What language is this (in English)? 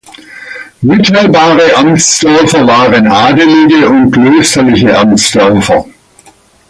German